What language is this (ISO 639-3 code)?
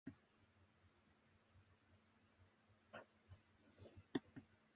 jpn